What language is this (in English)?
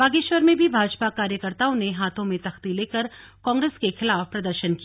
Hindi